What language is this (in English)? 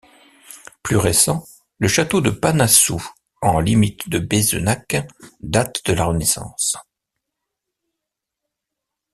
French